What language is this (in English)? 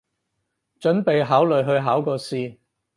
Cantonese